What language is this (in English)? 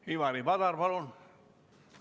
Estonian